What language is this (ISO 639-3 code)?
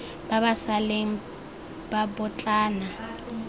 tsn